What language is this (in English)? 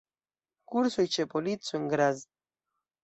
Esperanto